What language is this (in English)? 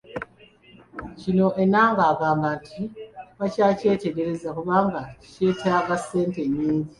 Ganda